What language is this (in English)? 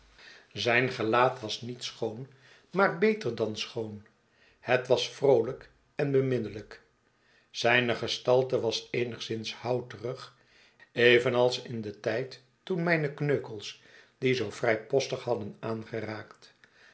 Dutch